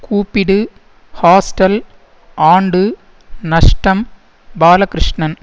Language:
Tamil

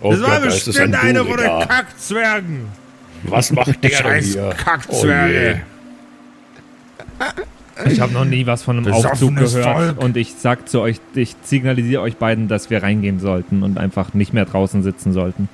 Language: German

